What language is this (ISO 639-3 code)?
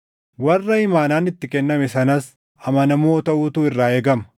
orm